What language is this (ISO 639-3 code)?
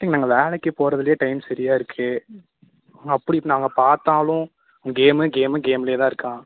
tam